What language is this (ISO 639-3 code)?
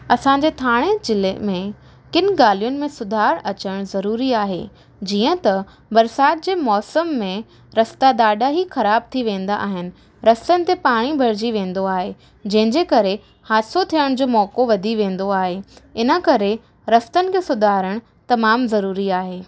snd